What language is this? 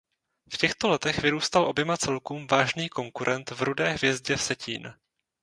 Czech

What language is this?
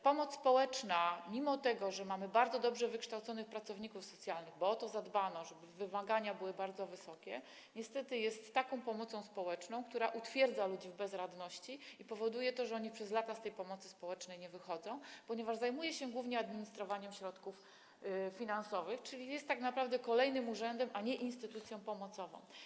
Polish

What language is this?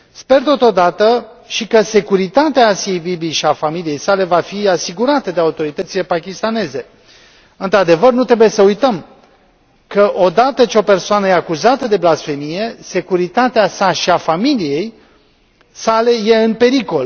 Romanian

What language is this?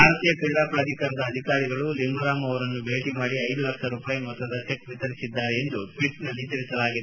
Kannada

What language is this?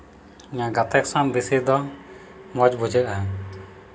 Santali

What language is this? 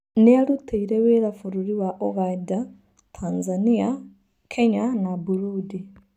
Kikuyu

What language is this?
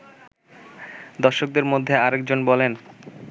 Bangla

